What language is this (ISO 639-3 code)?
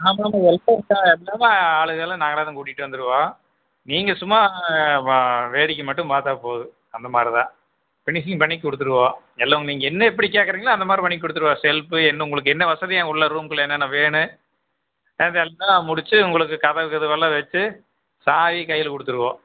tam